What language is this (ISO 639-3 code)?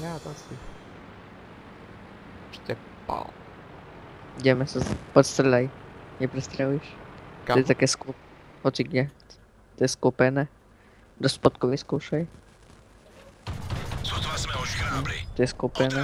ces